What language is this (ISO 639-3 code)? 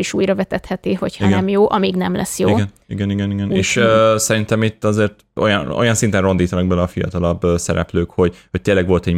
hun